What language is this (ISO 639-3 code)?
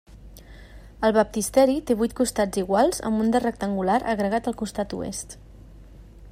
cat